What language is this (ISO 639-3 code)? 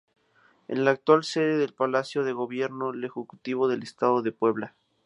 spa